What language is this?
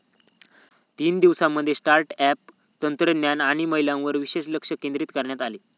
Marathi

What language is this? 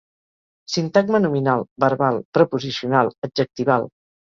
Catalan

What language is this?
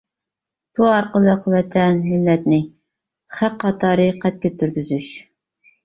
Uyghur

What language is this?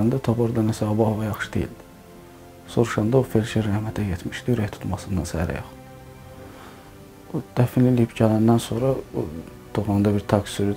Turkish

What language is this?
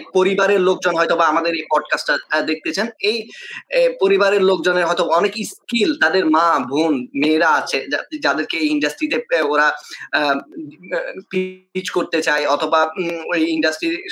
Bangla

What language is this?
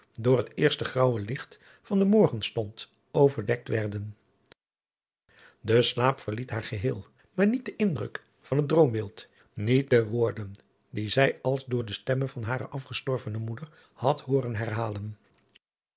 Dutch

